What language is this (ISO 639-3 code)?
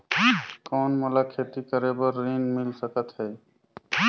hne